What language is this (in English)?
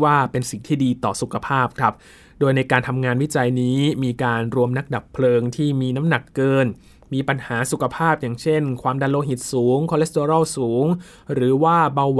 Thai